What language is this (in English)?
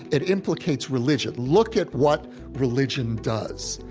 English